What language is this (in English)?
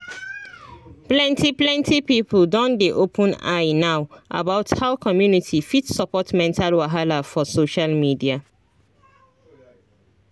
Nigerian Pidgin